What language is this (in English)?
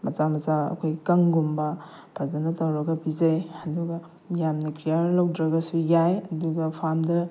Manipuri